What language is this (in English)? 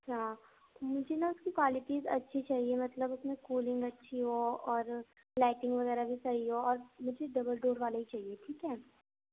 Urdu